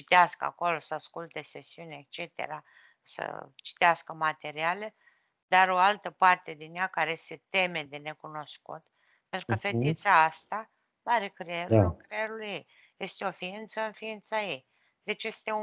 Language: Romanian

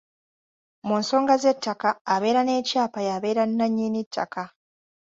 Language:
Ganda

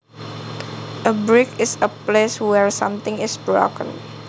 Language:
Javanese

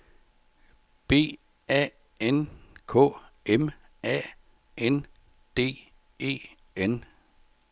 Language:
Danish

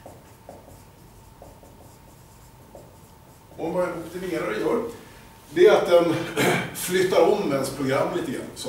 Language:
Swedish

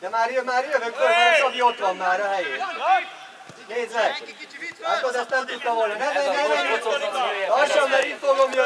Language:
Hungarian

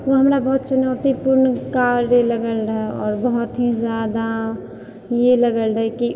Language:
Maithili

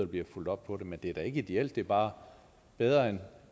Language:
Danish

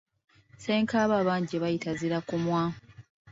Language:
Ganda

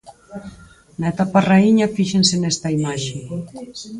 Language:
Galician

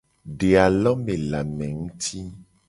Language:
Gen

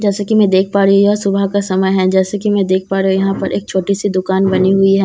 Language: Hindi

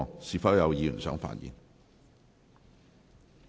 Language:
Cantonese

